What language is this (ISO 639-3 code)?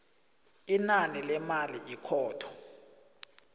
nbl